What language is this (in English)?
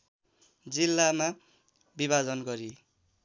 Nepali